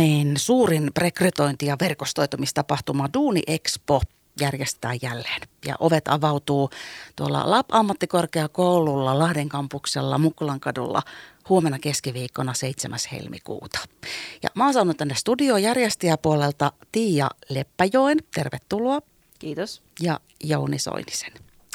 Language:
Finnish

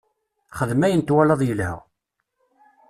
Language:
Kabyle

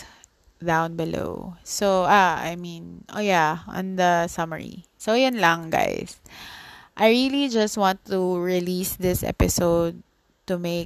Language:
Filipino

